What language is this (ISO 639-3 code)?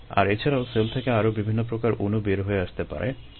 ben